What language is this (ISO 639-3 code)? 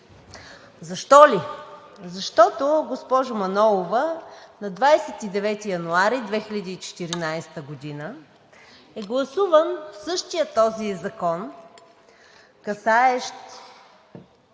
bul